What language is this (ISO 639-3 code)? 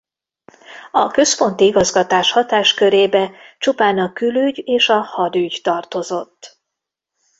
hun